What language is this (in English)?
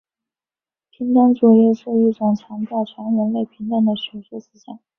Chinese